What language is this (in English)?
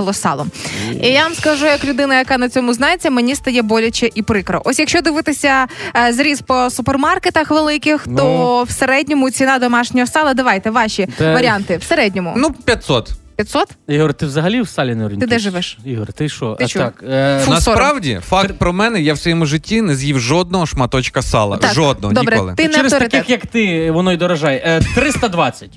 Ukrainian